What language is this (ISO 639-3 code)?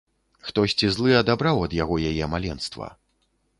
bel